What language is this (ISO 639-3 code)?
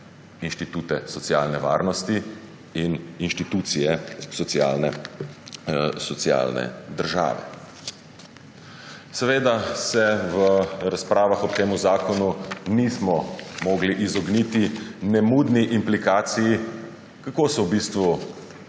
slv